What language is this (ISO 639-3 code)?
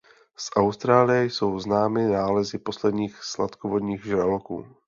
ces